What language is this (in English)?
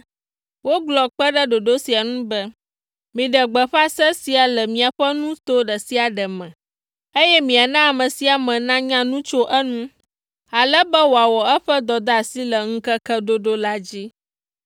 Ewe